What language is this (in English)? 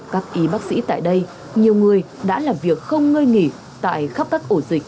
Vietnamese